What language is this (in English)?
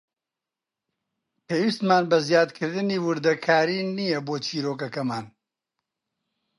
Central Kurdish